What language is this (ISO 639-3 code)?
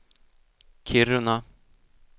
swe